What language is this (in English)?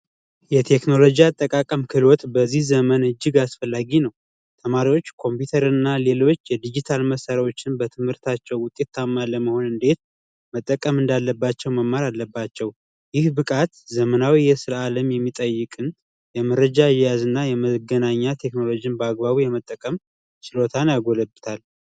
Amharic